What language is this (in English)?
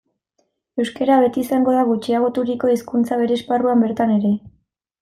Basque